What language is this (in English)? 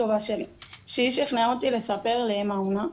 Hebrew